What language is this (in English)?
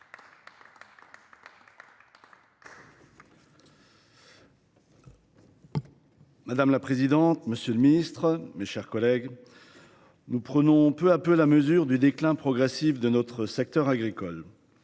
French